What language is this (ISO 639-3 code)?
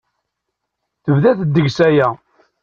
kab